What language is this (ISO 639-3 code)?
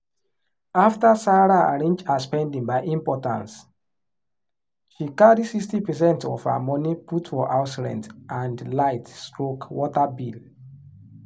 pcm